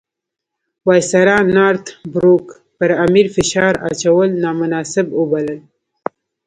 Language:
Pashto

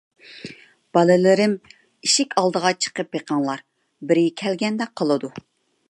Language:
Uyghur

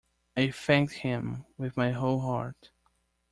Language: English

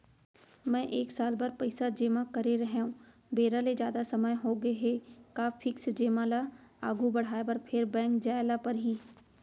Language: Chhattisgarhi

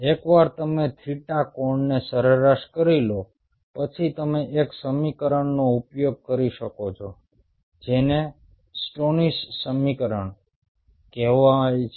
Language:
Gujarati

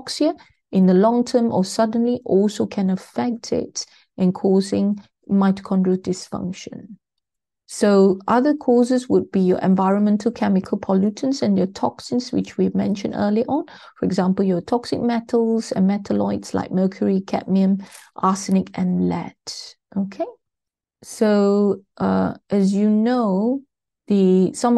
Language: English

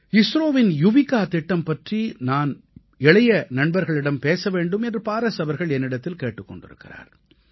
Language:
Tamil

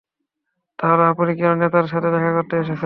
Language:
Bangla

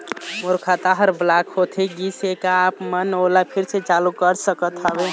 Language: Chhattisgarhi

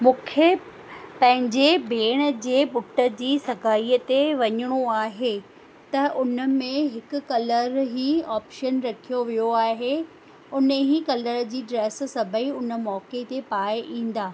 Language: Sindhi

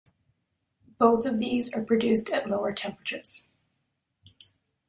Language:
English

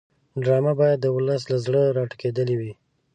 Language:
Pashto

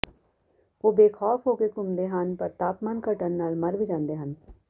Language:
Punjabi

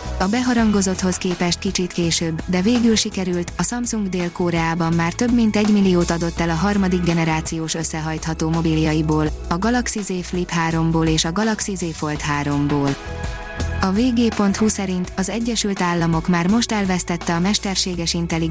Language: Hungarian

